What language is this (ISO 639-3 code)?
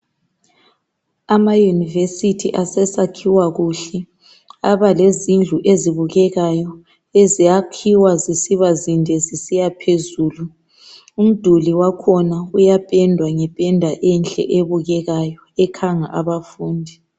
nde